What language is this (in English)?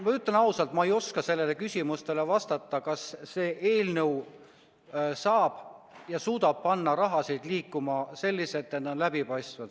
Estonian